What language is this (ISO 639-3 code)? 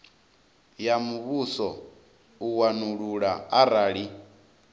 ven